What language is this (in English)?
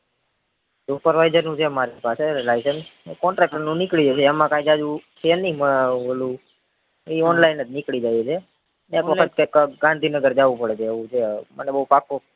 Gujarati